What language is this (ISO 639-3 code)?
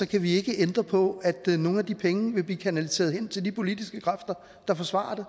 dan